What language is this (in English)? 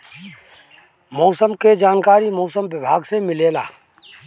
Bhojpuri